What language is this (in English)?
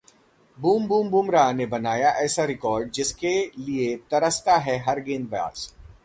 Hindi